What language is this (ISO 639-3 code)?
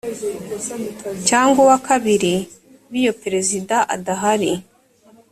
kin